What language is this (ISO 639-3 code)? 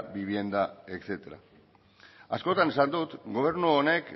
eus